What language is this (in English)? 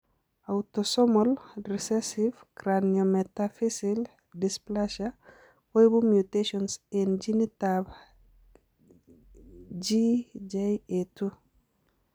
Kalenjin